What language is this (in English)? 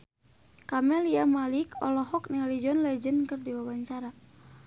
Sundanese